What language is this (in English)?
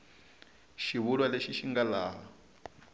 Tsonga